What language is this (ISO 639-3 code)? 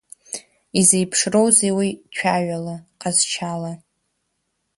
abk